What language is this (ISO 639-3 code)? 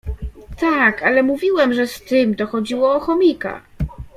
pol